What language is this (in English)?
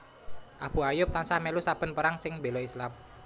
Javanese